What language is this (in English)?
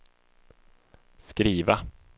Swedish